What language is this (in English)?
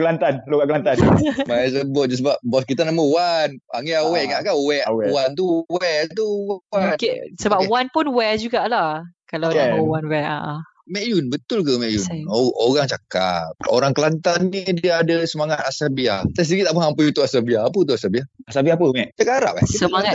Malay